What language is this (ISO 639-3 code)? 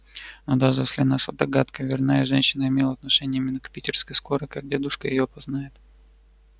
rus